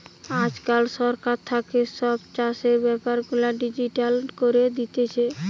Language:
Bangla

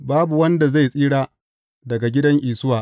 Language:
Hausa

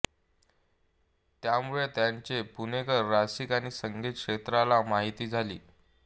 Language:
Marathi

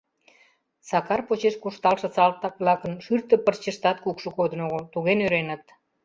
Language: Mari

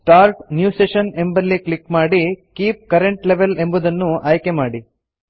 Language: Kannada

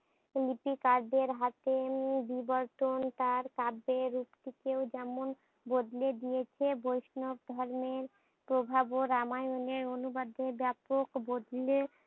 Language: Bangla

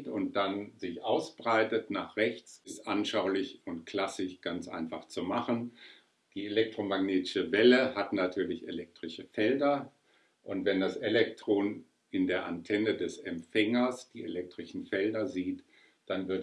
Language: German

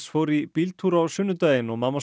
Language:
Icelandic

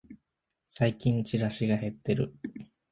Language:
Japanese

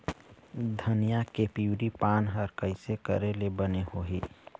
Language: Chhattisgarhi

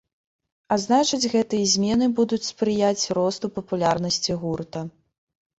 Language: Belarusian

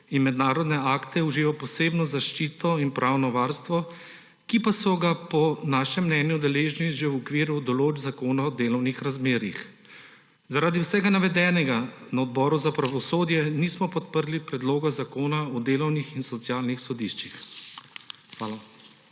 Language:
Slovenian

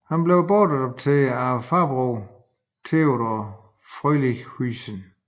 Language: Danish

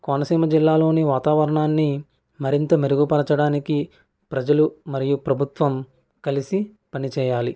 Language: Telugu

